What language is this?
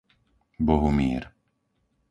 Slovak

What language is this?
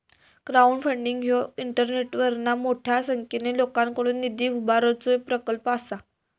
Marathi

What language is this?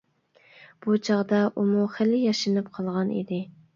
Uyghur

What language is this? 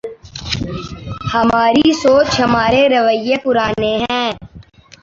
Urdu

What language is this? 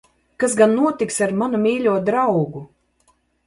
Latvian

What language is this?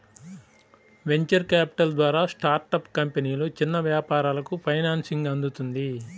Telugu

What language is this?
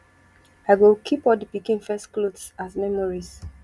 Nigerian Pidgin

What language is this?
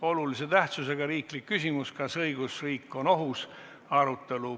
Estonian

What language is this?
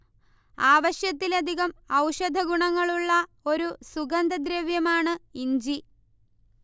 Malayalam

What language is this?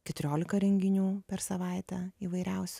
Lithuanian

